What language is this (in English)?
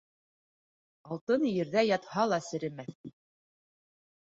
Bashkir